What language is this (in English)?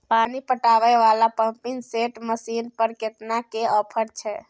Maithili